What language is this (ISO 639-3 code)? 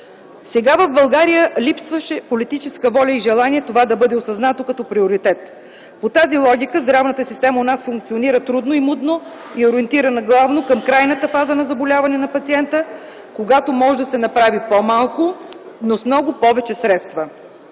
bul